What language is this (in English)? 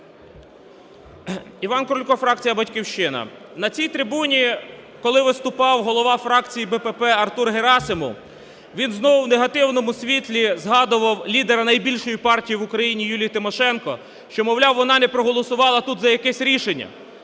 Ukrainian